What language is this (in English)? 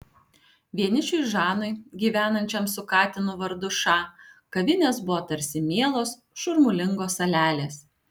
Lithuanian